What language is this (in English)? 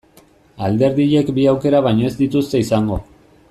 Basque